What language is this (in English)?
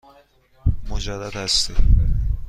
Persian